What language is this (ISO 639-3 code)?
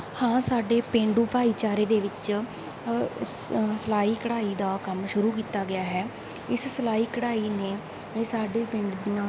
pan